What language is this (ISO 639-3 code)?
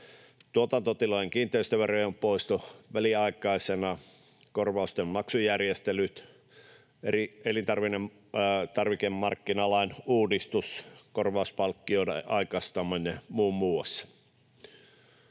fin